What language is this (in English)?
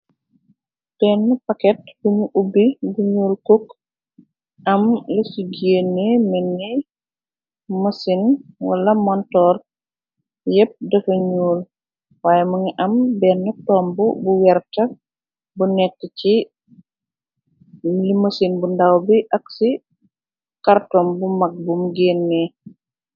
Wolof